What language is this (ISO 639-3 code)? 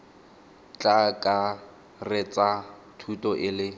tsn